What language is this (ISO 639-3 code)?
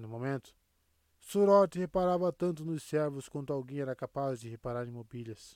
por